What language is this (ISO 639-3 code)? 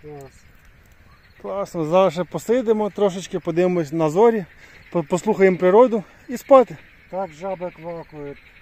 ukr